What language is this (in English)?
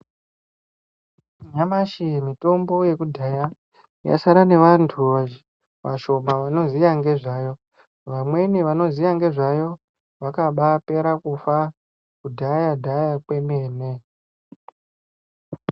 Ndau